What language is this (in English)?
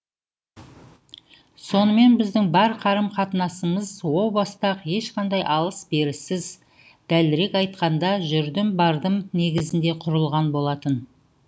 Kazakh